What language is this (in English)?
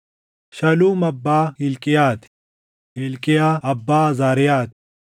Oromo